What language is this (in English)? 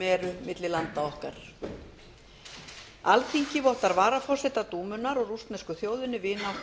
Icelandic